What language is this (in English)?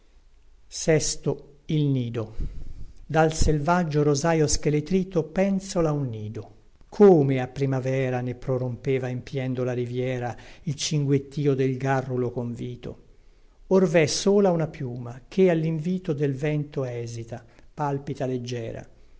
Italian